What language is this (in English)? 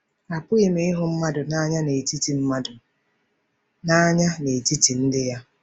Igbo